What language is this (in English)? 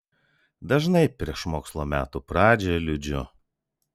Lithuanian